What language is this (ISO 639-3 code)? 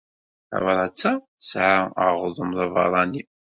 kab